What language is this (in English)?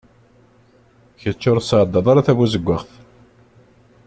Kabyle